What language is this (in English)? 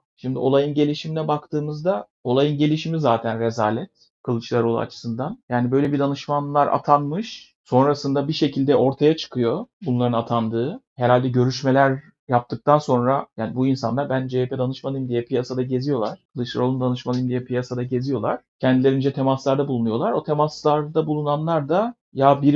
Turkish